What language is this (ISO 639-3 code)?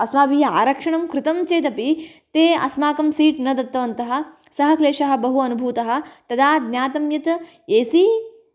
san